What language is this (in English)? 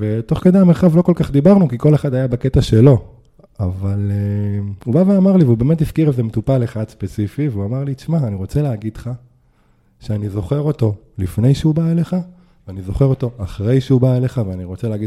Hebrew